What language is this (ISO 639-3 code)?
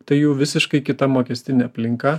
lit